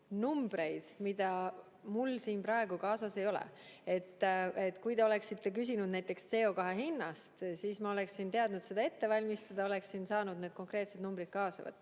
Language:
Estonian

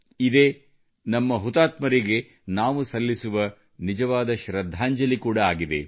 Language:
Kannada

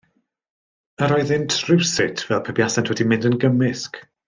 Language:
Welsh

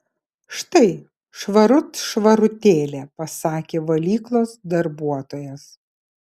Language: Lithuanian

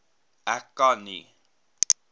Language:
Afrikaans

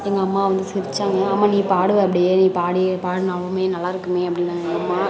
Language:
Tamil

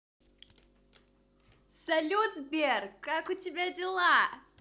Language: Russian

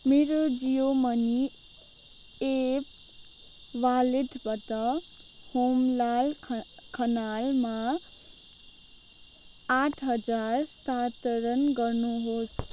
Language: Nepali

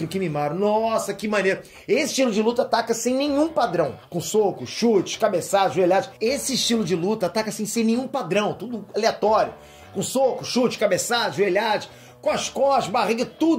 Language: Portuguese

